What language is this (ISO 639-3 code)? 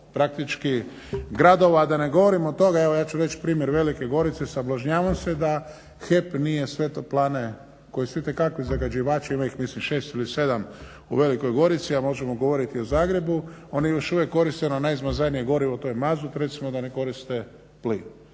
hrv